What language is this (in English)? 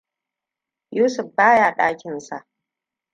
Hausa